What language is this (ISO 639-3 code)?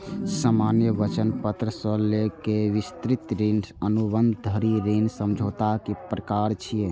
mai